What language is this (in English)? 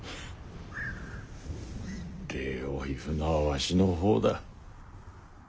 Japanese